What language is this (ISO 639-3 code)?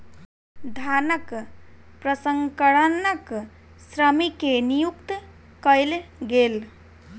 mai